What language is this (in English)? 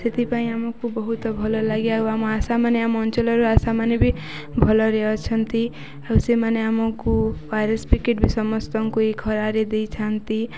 Odia